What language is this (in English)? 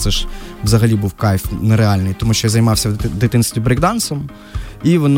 Ukrainian